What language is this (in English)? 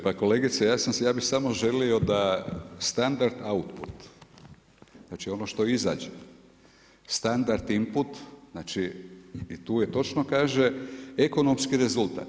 Croatian